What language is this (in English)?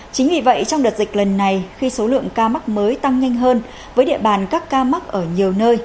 Vietnamese